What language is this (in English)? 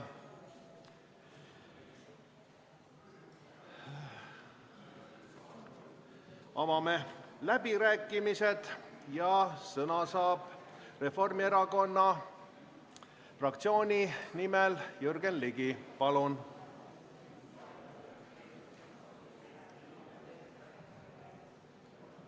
Estonian